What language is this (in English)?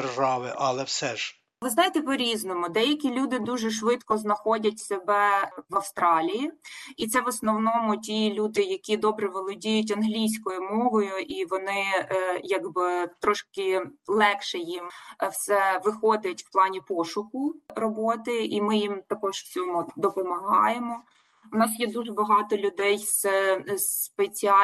Ukrainian